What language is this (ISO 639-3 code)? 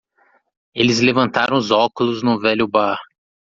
por